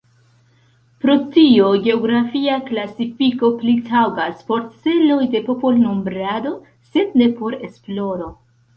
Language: Esperanto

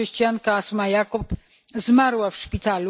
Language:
Polish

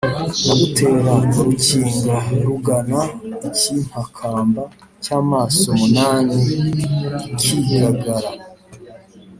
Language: Kinyarwanda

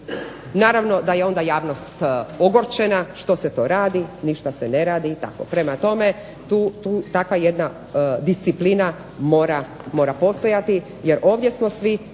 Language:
Croatian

